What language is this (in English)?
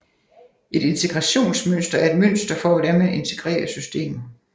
Danish